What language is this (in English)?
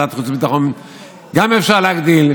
Hebrew